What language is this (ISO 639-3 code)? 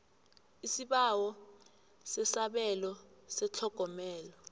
nbl